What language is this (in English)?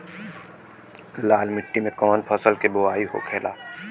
Bhojpuri